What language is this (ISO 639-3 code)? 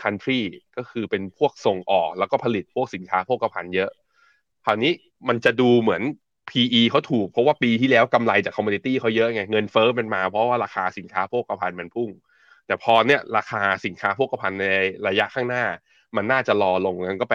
tha